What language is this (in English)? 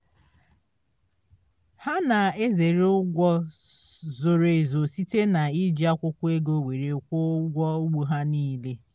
Igbo